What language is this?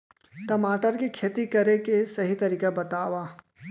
Chhattisgarhi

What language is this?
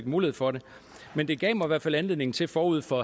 Danish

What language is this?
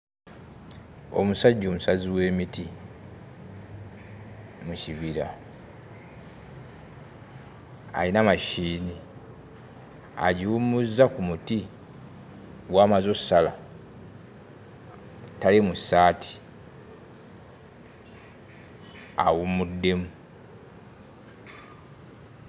Ganda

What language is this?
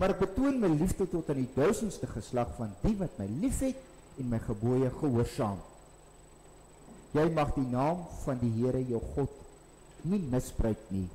Dutch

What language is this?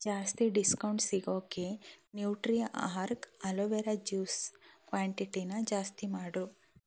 Kannada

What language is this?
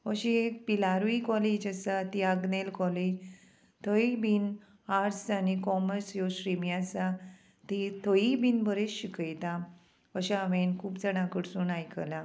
Konkani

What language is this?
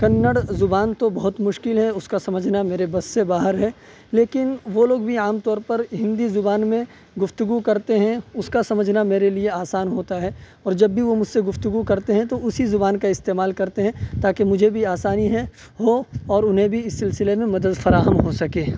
Urdu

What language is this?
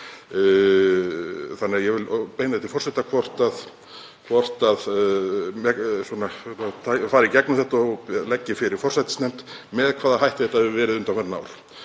Icelandic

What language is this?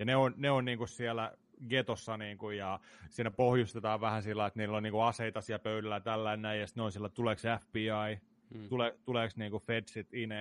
Finnish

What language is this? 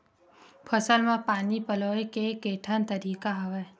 Chhattisgarhi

